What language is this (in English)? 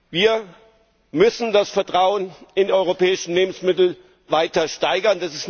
German